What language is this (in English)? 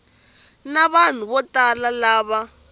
Tsonga